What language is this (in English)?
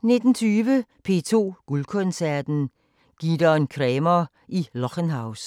Danish